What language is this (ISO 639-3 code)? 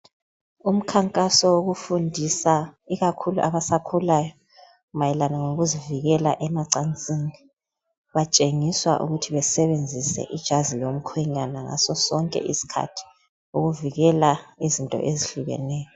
nde